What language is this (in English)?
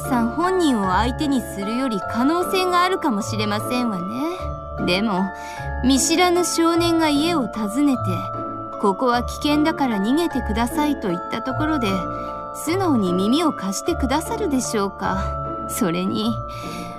Japanese